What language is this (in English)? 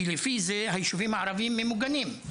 Hebrew